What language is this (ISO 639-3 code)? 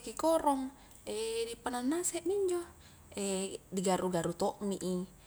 kjk